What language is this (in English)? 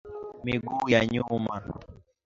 Swahili